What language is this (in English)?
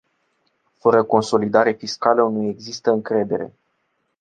Romanian